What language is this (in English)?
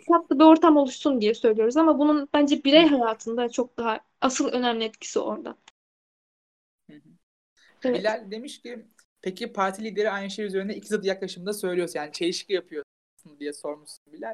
Turkish